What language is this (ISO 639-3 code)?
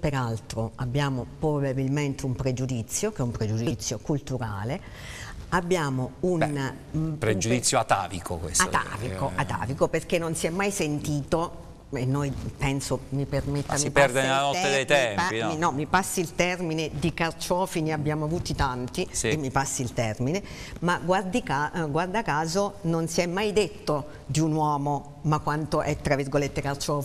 ita